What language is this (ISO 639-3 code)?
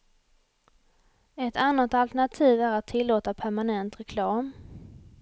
swe